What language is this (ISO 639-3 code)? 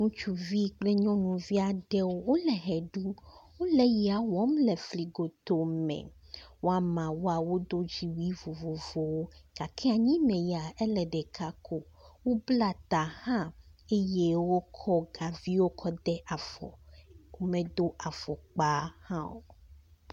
ewe